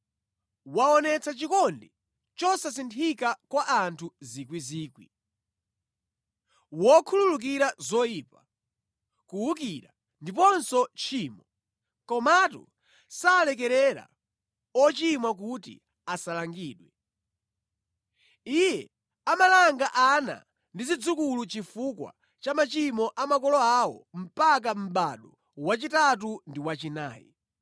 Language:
Nyanja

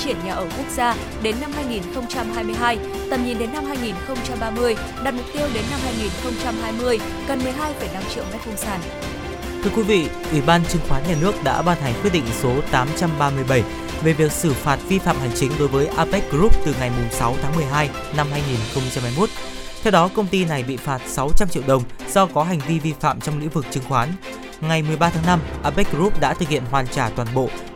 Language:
Vietnamese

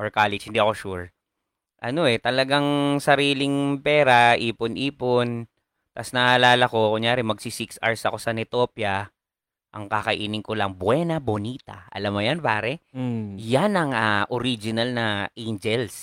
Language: Filipino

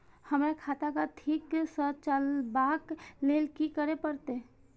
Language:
Maithili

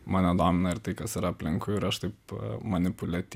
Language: Lithuanian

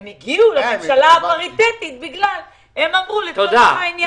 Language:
Hebrew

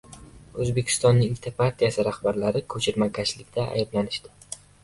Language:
Uzbek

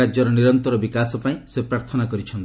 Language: Odia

